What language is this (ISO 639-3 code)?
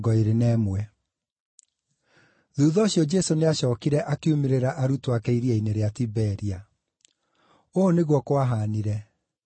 kik